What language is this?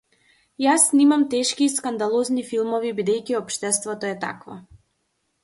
Macedonian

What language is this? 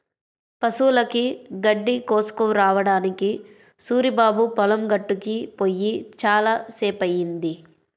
Telugu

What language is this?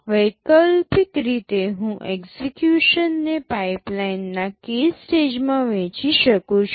Gujarati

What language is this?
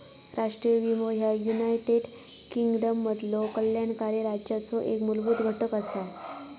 Marathi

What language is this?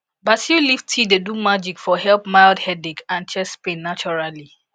Nigerian Pidgin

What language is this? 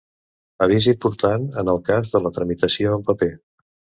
Catalan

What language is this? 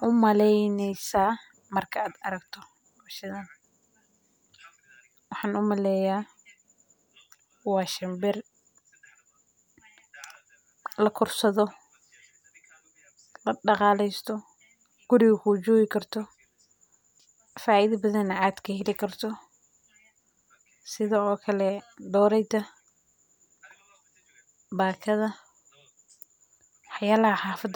Somali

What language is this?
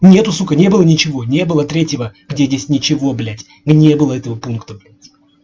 Russian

